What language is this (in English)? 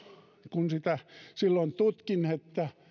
Finnish